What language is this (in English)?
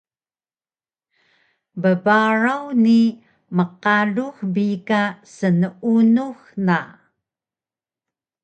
Taroko